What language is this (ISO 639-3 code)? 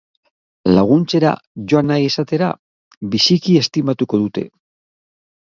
eus